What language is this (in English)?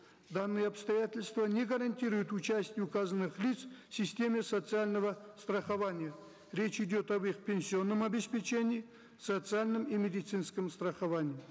Kazakh